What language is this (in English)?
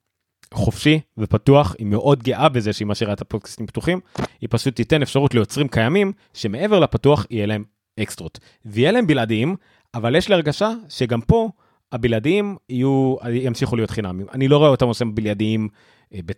Hebrew